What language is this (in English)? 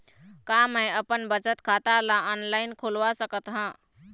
Chhattisgarhi